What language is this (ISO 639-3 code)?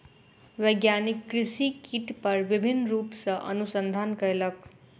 mai